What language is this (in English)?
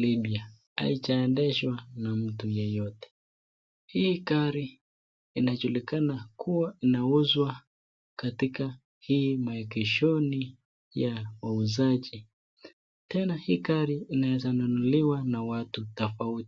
Swahili